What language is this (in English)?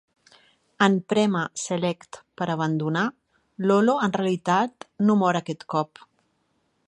Catalan